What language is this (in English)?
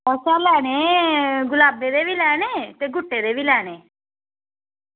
Dogri